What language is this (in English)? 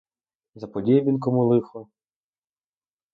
Ukrainian